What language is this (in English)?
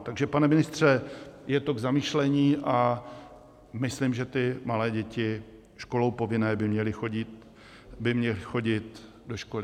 Czech